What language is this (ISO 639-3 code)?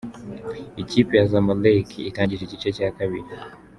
kin